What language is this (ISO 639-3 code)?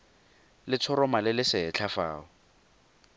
tsn